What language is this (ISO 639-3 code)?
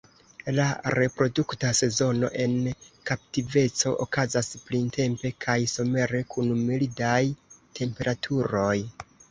epo